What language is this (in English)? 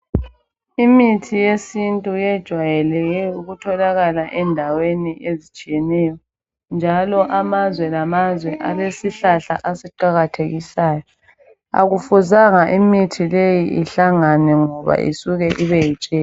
North Ndebele